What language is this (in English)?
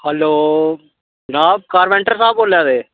Dogri